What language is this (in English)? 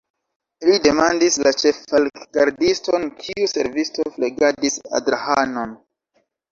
Esperanto